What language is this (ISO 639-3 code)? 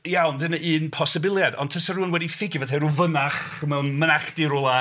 cym